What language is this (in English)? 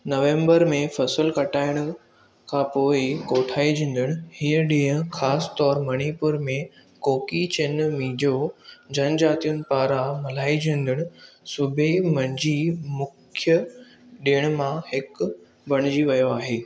Sindhi